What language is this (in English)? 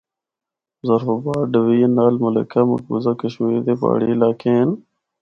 Northern Hindko